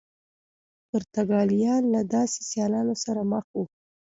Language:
Pashto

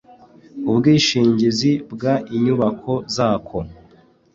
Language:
Kinyarwanda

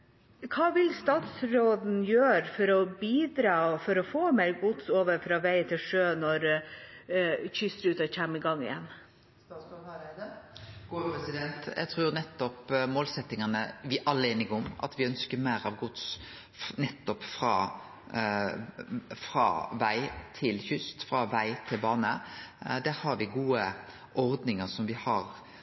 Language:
Norwegian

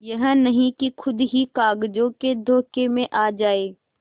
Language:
Hindi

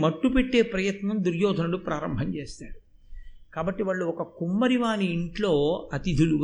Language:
Telugu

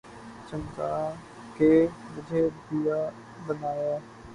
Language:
Urdu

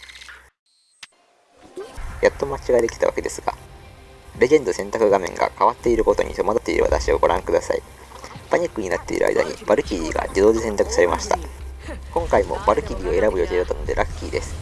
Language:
Japanese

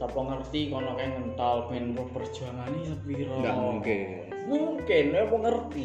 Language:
Indonesian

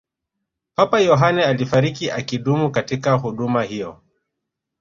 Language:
Swahili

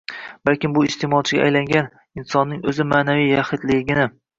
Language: Uzbek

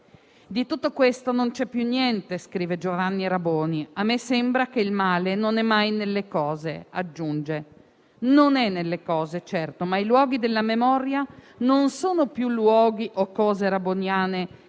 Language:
Italian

